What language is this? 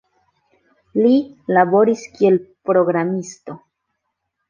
Esperanto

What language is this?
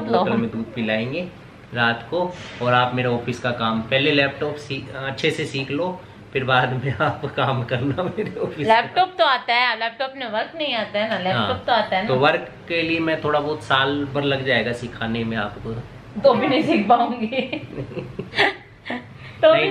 Hindi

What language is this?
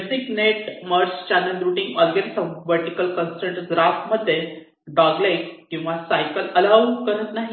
Marathi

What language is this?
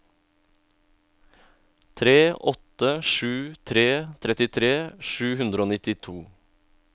Norwegian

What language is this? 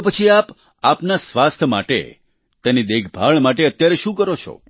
Gujarati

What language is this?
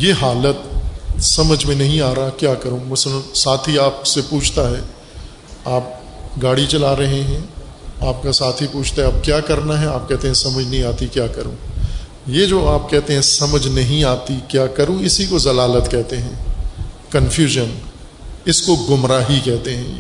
Urdu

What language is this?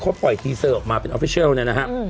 Thai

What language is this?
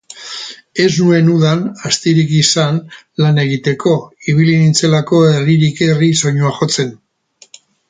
Basque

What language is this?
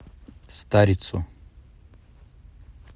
Russian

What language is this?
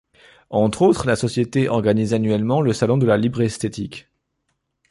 French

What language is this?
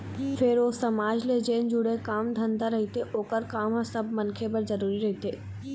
Chhattisgarhi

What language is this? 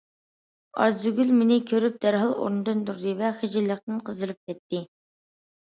Uyghur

